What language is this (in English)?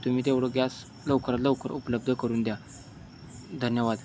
Marathi